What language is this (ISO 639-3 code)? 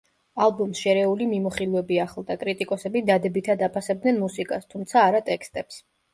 kat